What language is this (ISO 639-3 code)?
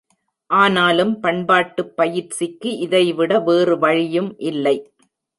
tam